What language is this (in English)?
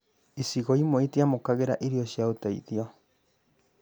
Kikuyu